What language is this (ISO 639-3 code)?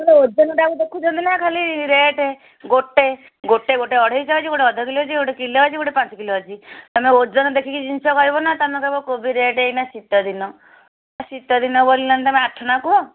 ori